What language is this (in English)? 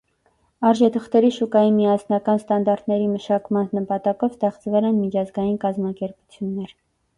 Armenian